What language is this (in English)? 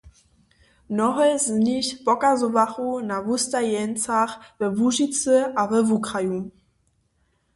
Upper Sorbian